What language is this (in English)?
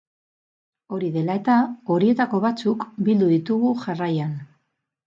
Basque